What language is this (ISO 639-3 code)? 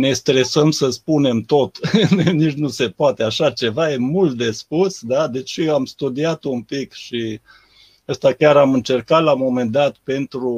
ron